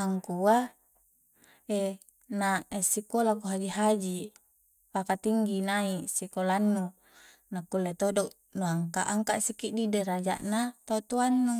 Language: Coastal Konjo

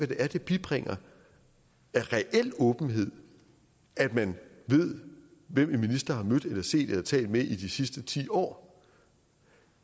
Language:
Danish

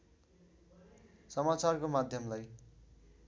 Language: Nepali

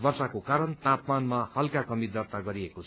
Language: Nepali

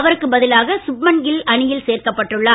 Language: Tamil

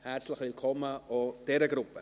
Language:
Swiss German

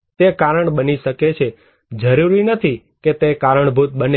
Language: Gujarati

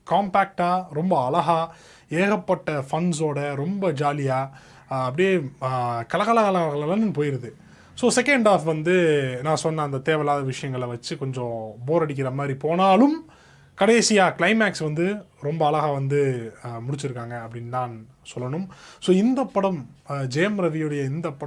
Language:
Korean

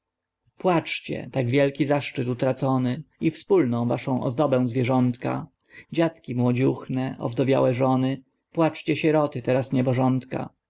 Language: Polish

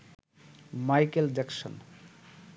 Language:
Bangla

